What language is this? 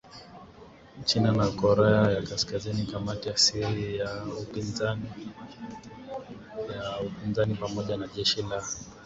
Swahili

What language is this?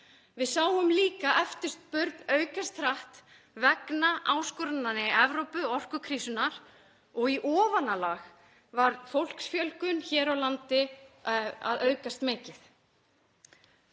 Icelandic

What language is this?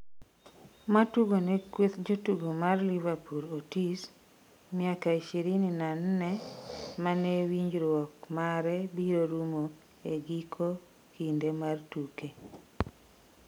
Luo (Kenya and Tanzania)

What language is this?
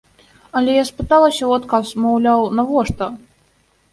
Belarusian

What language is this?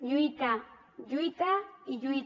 Catalan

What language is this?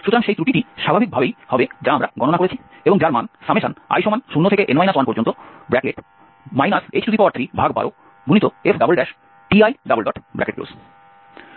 Bangla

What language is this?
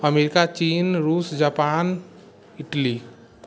Maithili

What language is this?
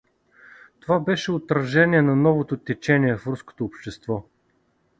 Bulgarian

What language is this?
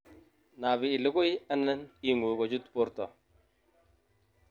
Kalenjin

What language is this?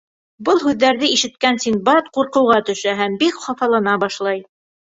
Bashkir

